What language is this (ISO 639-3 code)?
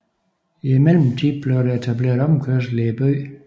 dan